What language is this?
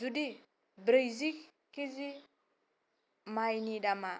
Bodo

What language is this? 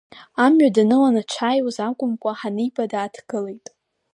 Abkhazian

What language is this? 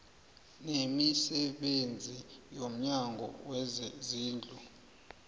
South Ndebele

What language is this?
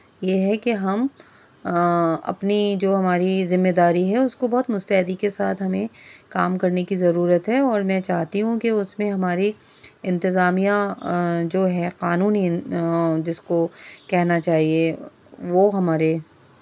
Urdu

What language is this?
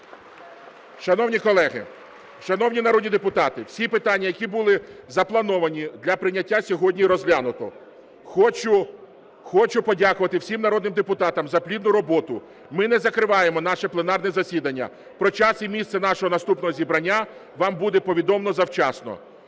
Ukrainian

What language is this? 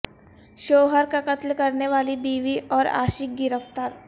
Urdu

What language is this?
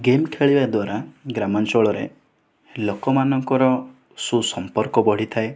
Odia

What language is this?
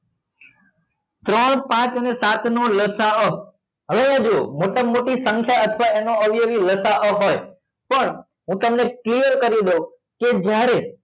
Gujarati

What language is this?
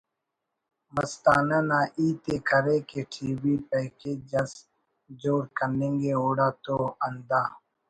Brahui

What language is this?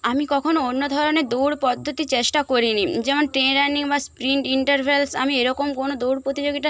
Bangla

